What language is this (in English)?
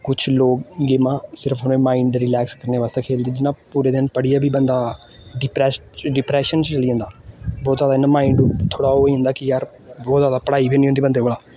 Dogri